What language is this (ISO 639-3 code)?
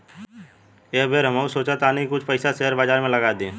bho